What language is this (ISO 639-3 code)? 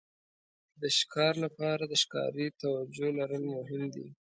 pus